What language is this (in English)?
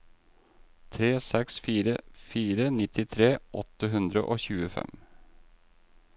Norwegian